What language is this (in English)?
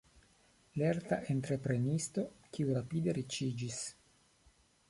Esperanto